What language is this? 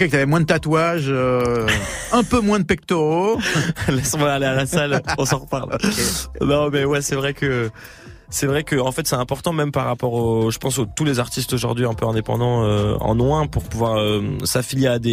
French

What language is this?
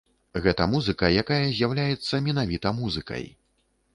Belarusian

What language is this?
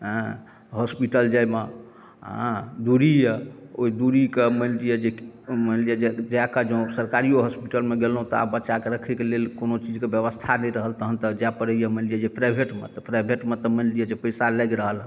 Maithili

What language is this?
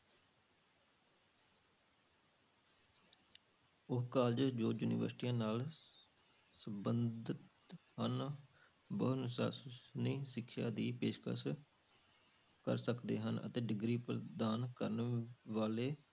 Punjabi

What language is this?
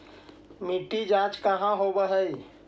Magahi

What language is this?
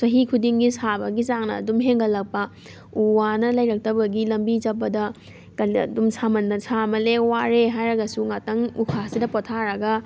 Manipuri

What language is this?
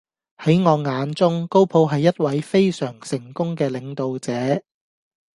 Cantonese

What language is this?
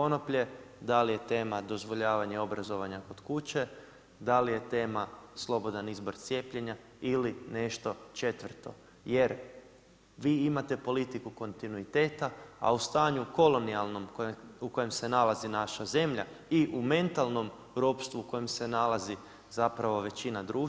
Croatian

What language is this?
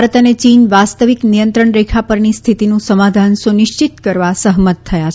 Gujarati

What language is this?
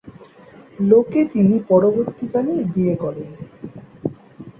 Bangla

